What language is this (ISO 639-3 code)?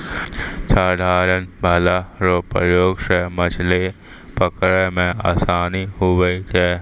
mai